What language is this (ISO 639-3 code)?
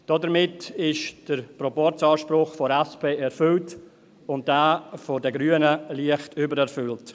gsw